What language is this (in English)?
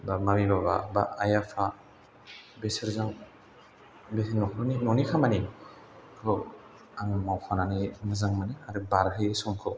Bodo